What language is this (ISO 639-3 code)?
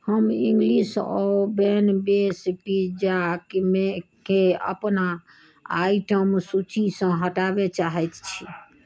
mai